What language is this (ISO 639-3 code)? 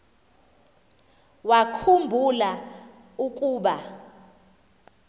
xho